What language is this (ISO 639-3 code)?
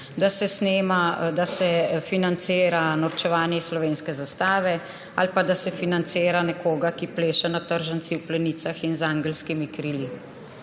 slv